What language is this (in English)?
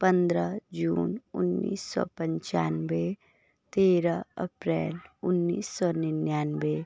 Hindi